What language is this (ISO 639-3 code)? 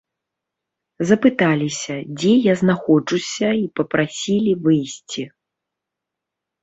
bel